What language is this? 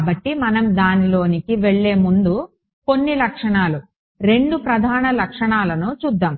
Telugu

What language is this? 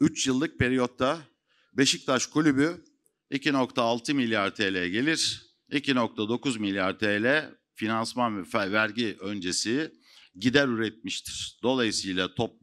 Turkish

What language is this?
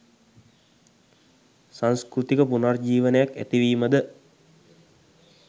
Sinhala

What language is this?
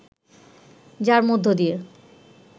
Bangla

